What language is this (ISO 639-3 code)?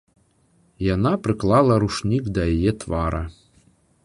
bel